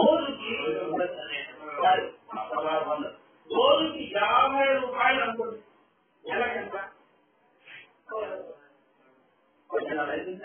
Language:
Arabic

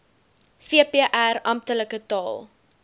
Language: Afrikaans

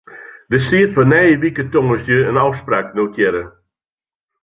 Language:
Western Frisian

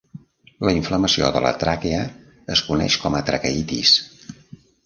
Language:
Catalan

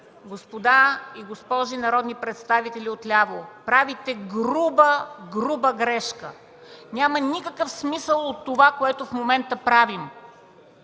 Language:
Bulgarian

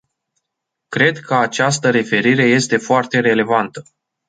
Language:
Romanian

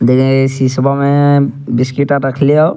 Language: Angika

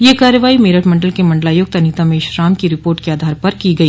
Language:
Hindi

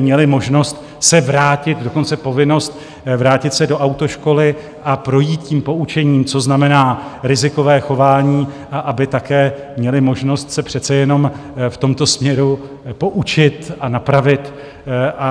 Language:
Czech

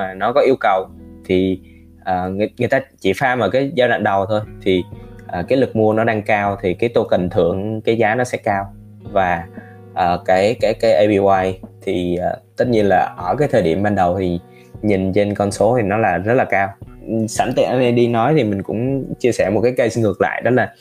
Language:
Vietnamese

